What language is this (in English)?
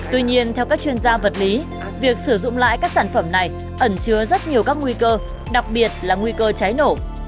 Vietnamese